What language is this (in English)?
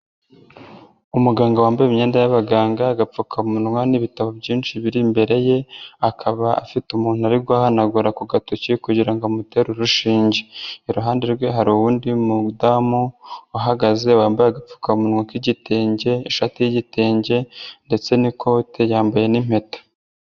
Kinyarwanda